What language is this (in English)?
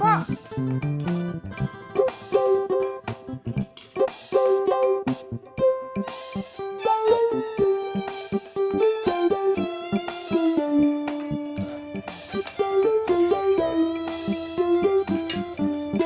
Indonesian